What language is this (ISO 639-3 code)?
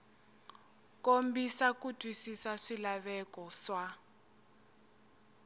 tso